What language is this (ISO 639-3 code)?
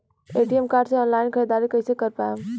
bho